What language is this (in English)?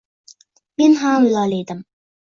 Uzbek